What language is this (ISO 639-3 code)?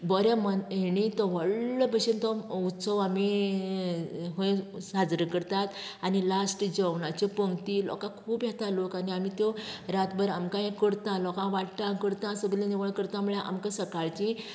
kok